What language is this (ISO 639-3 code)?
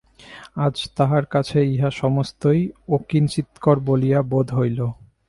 ben